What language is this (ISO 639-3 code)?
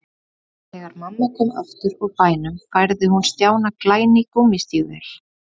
isl